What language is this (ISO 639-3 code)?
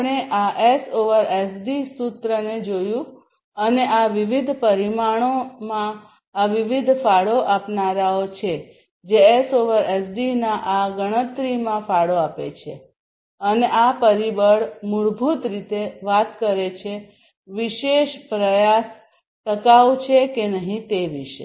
guj